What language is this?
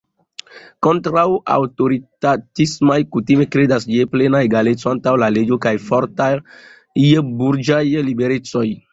Esperanto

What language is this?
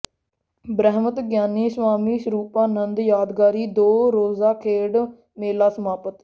Punjabi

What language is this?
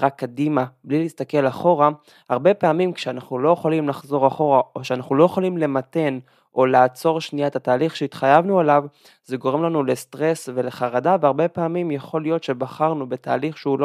Hebrew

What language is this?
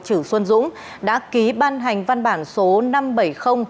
Vietnamese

